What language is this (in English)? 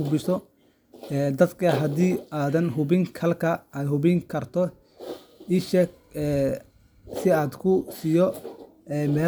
Somali